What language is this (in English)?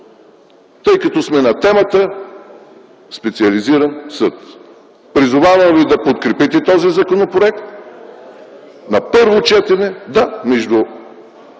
Bulgarian